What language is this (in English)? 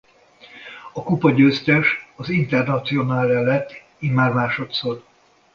Hungarian